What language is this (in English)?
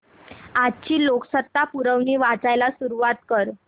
Marathi